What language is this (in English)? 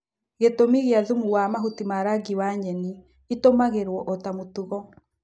Kikuyu